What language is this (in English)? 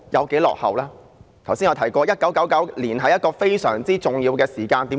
Cantonese